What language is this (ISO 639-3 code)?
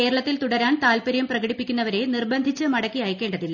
mal